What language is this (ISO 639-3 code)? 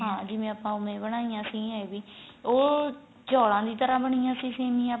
pan